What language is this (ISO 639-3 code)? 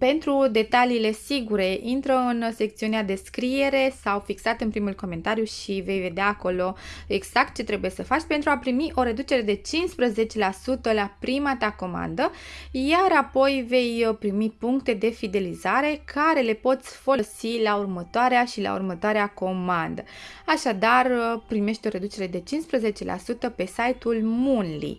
ron